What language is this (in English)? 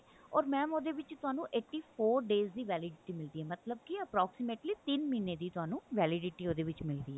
Punjabi